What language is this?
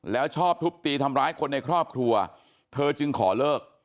Thai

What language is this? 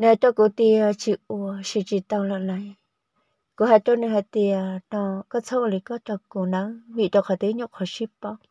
Vietnamese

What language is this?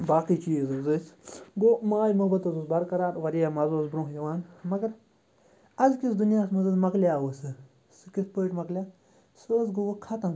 Kashmiri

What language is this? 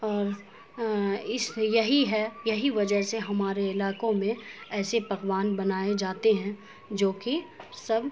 Urdu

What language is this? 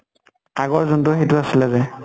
Assamese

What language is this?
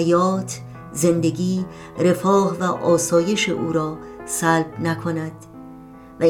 Persian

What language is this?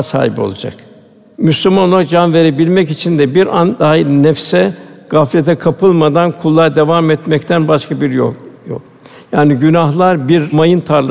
Turkish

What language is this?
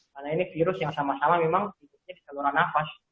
Indonesian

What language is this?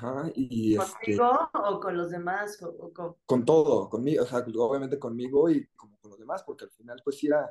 Spanish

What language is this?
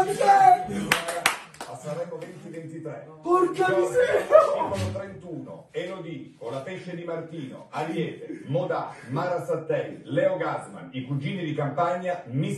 Italian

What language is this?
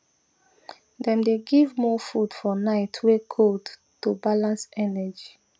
Nigerian Pidgin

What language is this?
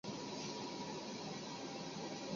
Chinese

